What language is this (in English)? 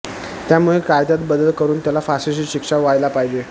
Marathi